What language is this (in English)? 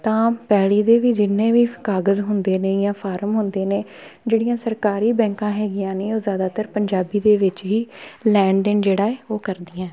Punjabi